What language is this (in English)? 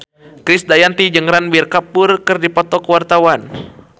Sundanese